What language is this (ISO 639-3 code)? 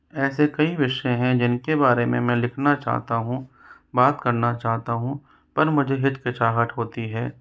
hin